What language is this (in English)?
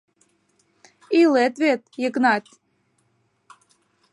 Mari